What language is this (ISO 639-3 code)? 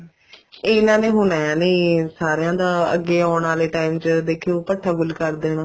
pan